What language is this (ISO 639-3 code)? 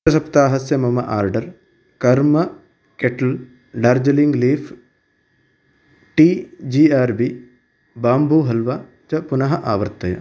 san